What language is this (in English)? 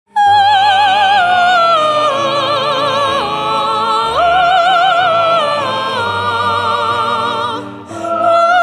Romanian